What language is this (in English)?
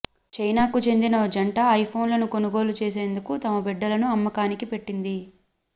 Telugu